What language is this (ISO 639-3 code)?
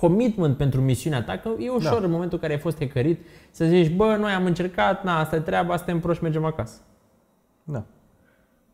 ron